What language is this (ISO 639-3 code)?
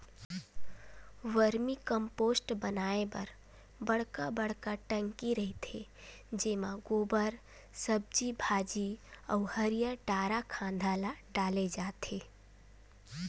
hne